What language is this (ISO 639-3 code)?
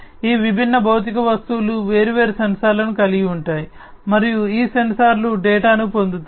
tel